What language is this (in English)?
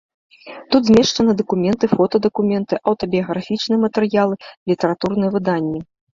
Belarusian